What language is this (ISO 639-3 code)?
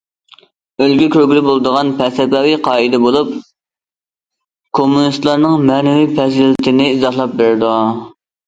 uig